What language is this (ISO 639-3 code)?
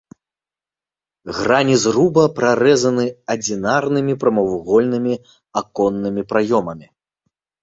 bel